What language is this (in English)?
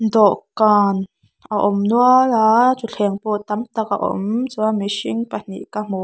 Mizo